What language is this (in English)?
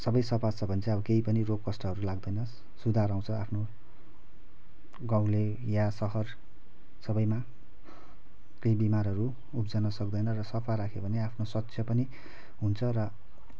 Nepali